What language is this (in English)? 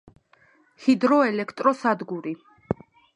Georgian